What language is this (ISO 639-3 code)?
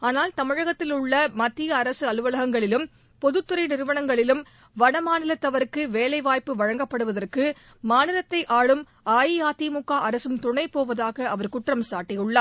tam